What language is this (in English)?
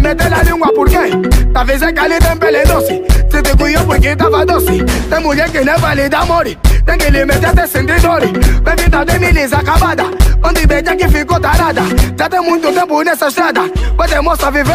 Romanian